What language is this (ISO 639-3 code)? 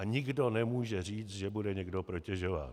ces